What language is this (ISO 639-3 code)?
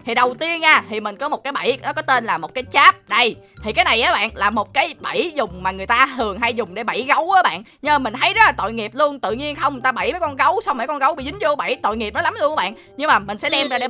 vie